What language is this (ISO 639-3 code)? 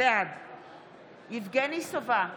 heb